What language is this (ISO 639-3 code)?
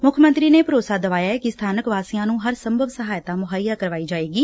pan